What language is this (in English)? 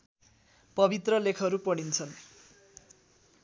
Nepali